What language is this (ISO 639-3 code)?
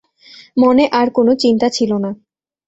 ben